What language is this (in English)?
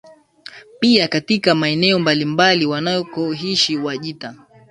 Swahili